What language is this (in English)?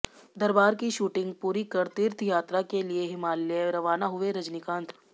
Hindi